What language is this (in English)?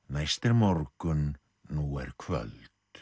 Icelandic